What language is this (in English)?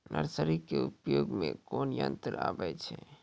Maithili